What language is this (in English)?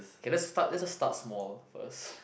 English